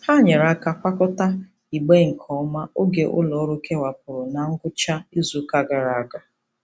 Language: Igbo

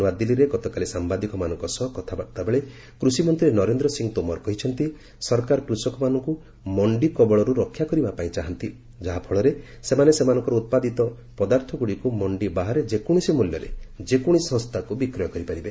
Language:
Odia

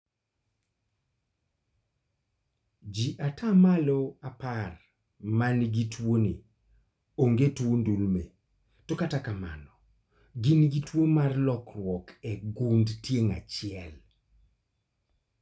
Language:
Luo (Kenya and Tanzania)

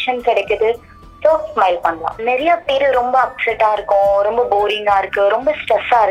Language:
Tamil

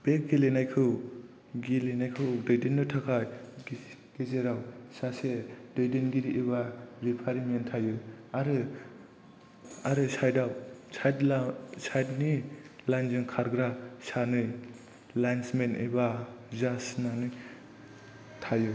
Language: Bodo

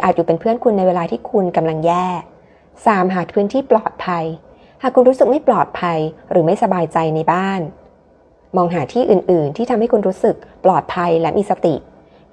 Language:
Thai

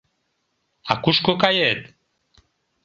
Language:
Mari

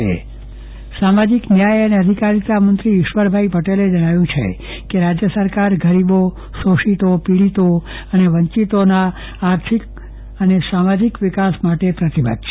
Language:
Gujarati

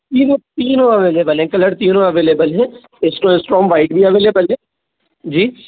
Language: Hindi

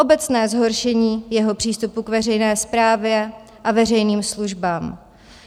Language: Czech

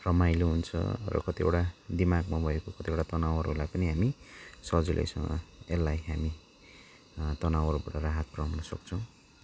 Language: Nepali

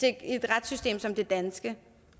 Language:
Danish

